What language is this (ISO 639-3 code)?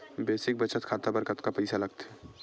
hne